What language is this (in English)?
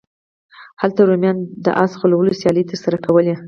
Pashto